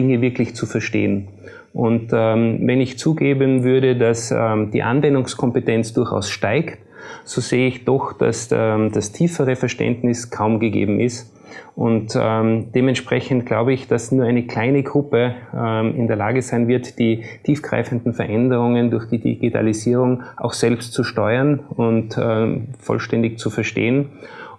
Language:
German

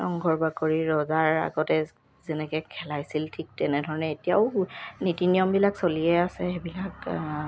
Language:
Assamese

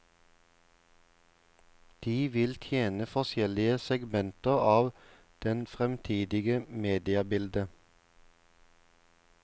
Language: Norwegian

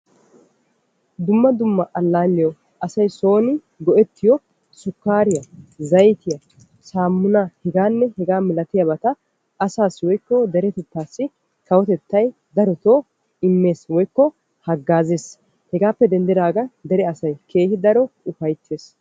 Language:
Wolaytta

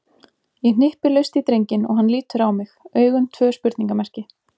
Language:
Icelandic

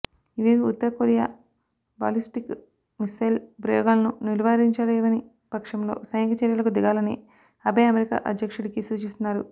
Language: Telugu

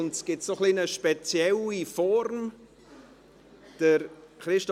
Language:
Swiss German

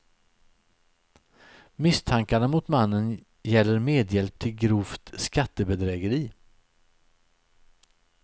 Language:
Swedish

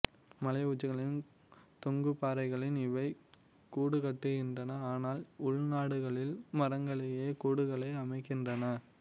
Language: Tamil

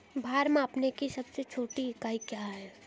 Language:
Hindi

